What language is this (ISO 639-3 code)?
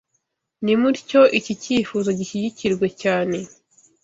kin